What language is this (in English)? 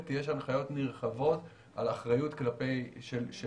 Hebrew